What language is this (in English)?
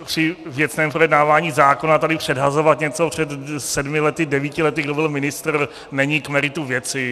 Czech